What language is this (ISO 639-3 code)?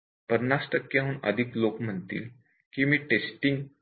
mar